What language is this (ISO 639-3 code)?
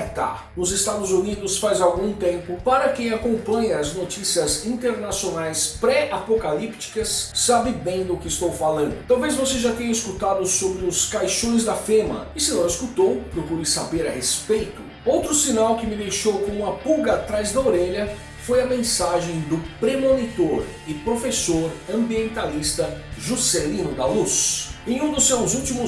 por